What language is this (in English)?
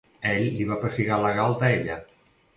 Catalan